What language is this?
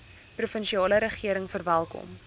Afrikaans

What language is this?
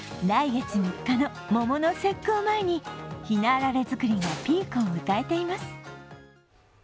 Japanese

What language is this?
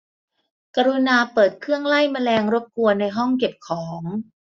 Thai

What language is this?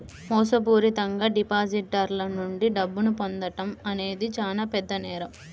Telugu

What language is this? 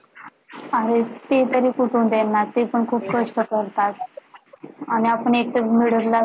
Marathi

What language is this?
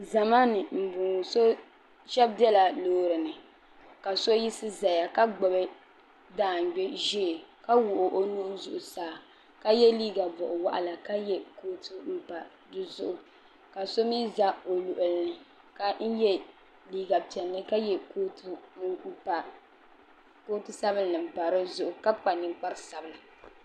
Dagbani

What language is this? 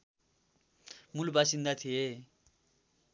Nepali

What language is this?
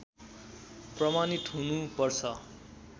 Nepali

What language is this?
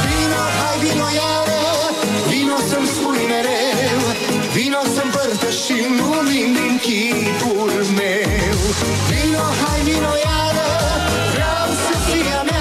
Romanian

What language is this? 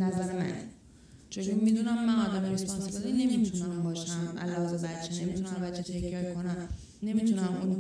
Persian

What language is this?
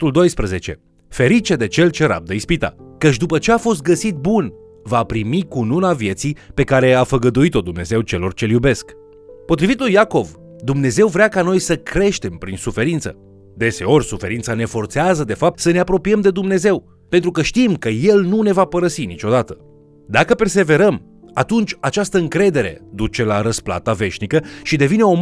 Romanian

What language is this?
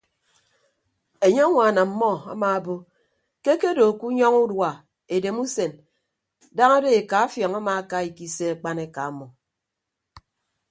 Ibibio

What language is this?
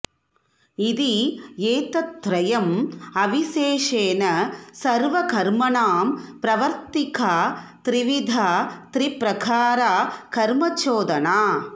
Sanskrit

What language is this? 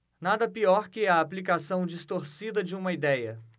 Portuguese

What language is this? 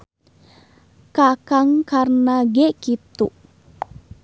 Sundanese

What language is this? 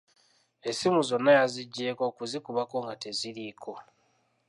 Ganda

